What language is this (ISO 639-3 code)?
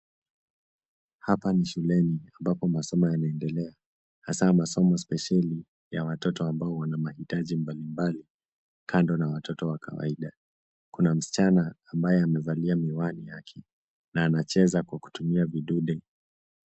swa